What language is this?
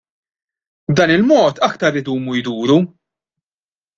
Maltese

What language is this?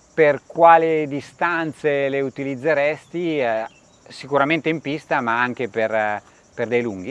Italian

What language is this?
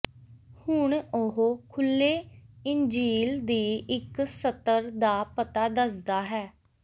Punjabi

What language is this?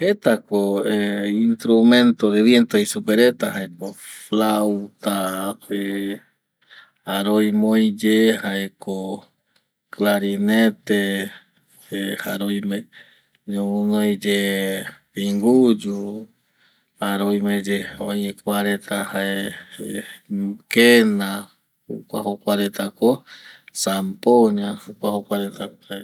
Eastern Bolivian Guaraní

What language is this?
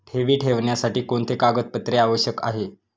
Marathi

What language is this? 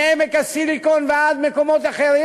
Hebrew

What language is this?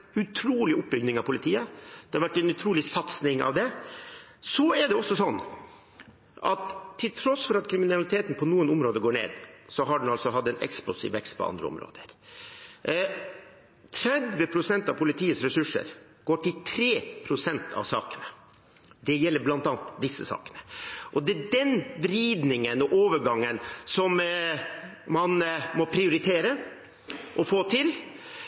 Norwegian Bokmål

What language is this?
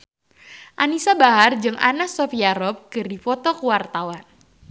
Sundanese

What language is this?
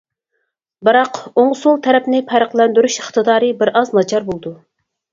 Uyghur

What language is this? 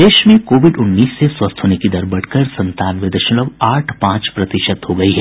Hindi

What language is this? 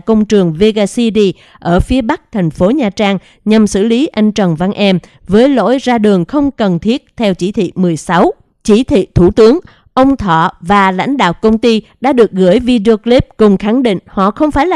Vietnamese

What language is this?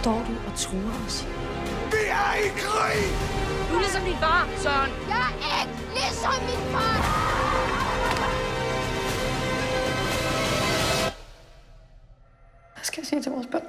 Danish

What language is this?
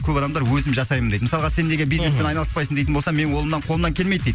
Kazakh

